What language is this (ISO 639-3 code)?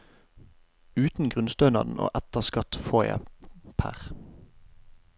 nor